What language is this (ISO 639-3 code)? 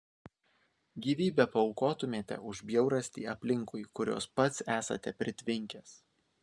lit